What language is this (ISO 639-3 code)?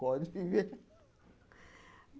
por